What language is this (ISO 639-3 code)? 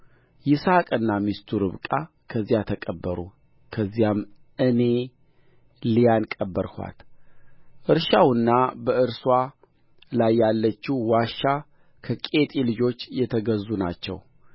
amh